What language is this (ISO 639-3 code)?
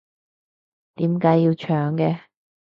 yue